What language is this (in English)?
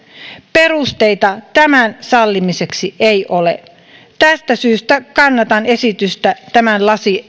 Finnish